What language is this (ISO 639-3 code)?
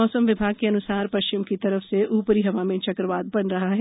hin